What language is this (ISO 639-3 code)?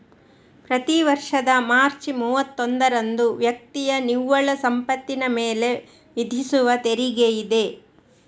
kan